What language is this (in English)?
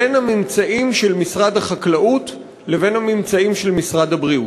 Hebrew